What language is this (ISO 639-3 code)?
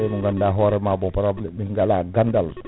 ful